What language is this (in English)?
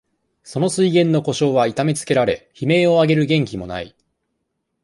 Japanese